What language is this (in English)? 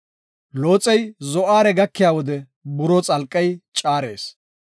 Gofa